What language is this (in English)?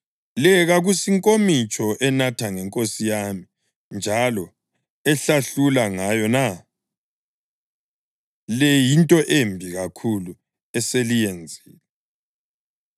North Ndebele